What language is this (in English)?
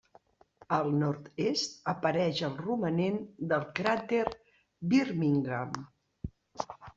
Catalan